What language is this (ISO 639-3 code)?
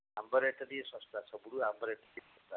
ori